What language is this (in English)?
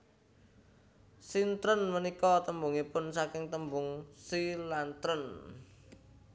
Javanese